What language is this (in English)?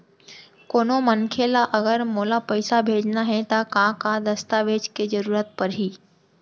Chhattisgarhi